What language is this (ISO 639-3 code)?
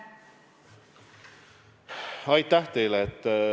est